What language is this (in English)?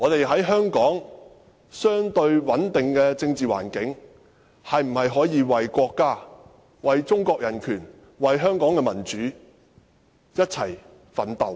Cantonese